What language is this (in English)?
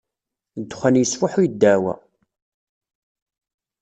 Kabyle